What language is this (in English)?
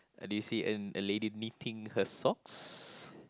English